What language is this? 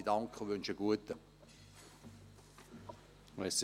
Swiss German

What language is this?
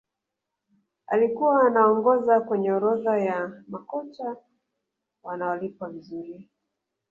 Swahili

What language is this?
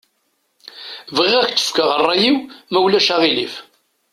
Kabyle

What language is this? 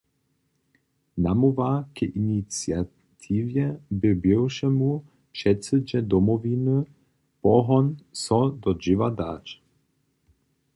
Upper Sorbian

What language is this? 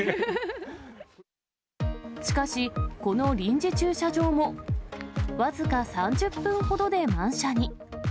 Japanese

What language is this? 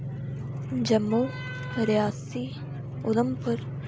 Dogri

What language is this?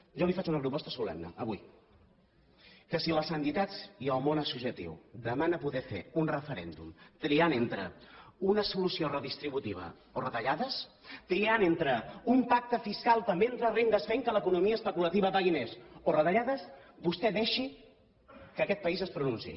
Catalan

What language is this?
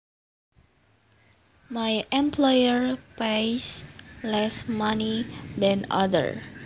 Javanese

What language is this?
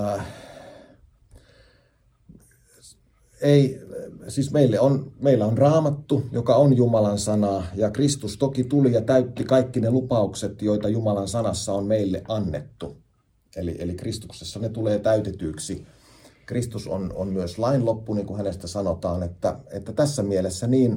Finnish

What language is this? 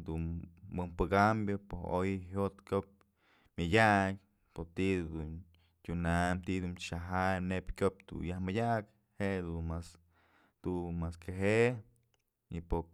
Mazatlán Mixe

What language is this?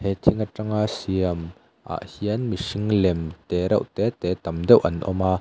Mizo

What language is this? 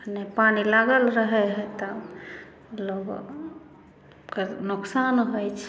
Maithili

